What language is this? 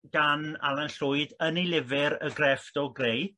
Welsh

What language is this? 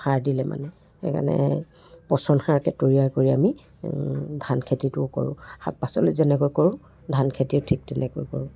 Assamese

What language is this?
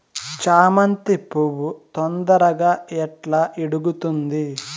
Telugu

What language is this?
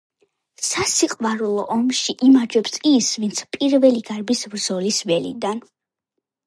Georgian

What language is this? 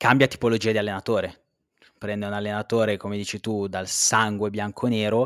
Italian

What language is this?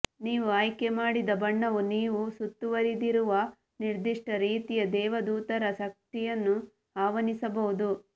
Kannada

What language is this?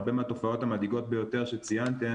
Hebrew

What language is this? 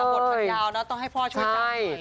Thai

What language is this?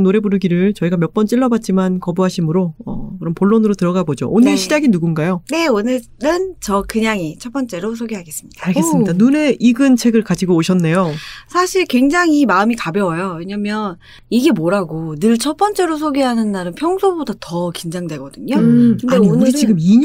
Korean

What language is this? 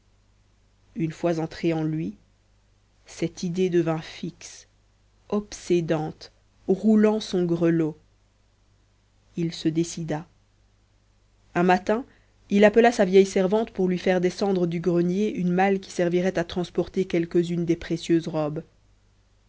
French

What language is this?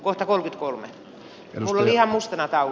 Finnish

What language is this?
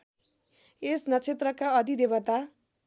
Nepali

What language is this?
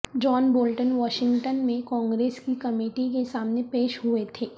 Urdu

